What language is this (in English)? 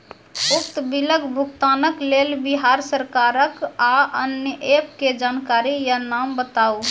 Maithili